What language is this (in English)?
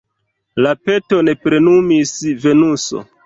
Esperanto